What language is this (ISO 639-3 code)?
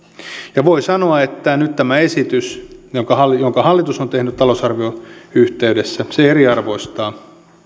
fin